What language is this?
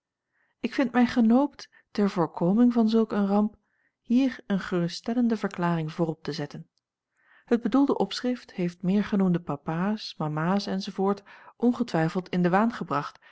Dutch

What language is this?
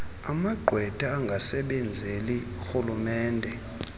Xhosa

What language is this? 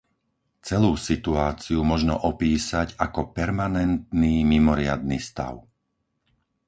Slovak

